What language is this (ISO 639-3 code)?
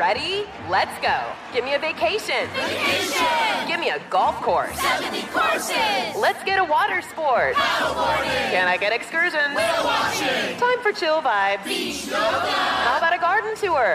eng